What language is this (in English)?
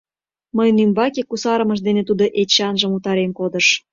Mari